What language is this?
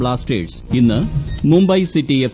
Malayalam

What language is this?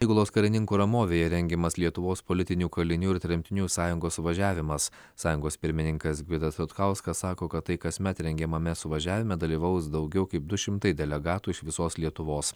Lithuanian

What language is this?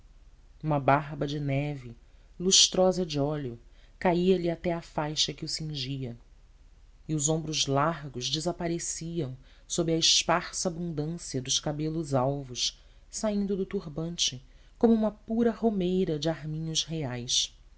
Portuguese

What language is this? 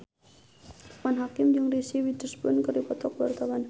Sundanese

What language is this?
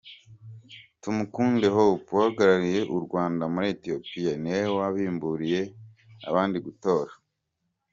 Kinyarwanda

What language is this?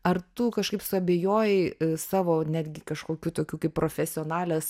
Lithuanian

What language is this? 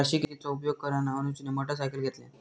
Marathi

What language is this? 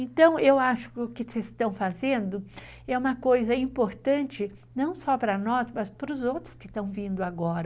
Portuguese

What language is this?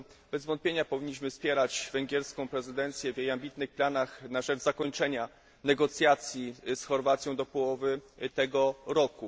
Polish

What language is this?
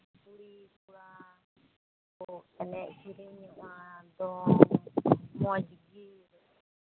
Santali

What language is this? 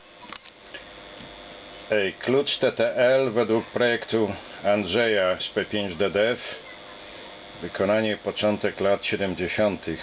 Polish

